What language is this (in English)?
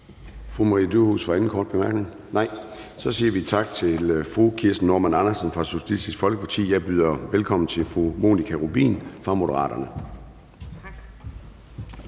Danish